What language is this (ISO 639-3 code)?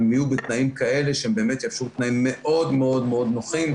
heb